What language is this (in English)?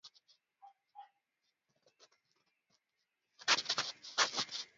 Swahili